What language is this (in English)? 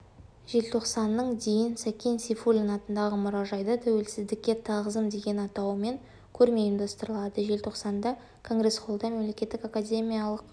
Kazakh